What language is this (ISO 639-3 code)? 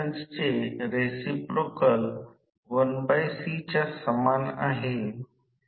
mar